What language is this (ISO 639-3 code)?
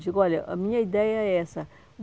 por